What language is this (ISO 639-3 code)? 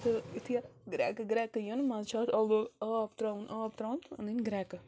kas